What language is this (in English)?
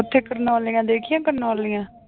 Punjabi